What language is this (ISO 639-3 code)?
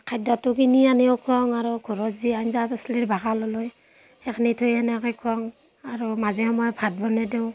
asm